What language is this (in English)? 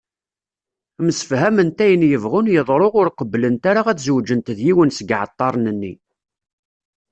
Kabyle